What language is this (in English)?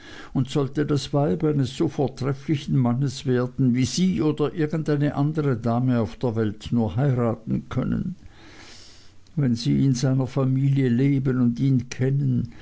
German